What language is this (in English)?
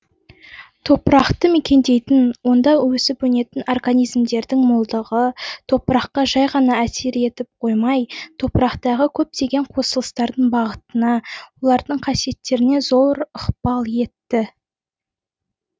Kazakh